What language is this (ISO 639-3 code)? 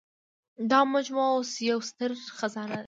pus